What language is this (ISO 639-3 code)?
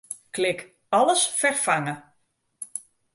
fry